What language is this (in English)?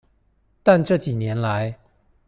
Chinese